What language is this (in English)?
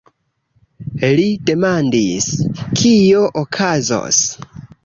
Esperanto